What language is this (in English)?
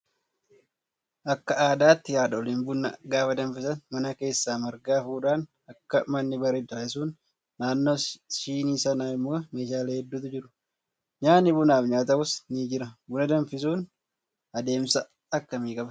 Oromo